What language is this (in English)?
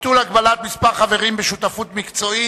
Hebrew